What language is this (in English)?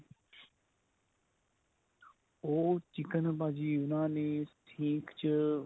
Punjabi